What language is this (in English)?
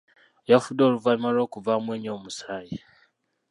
Ganda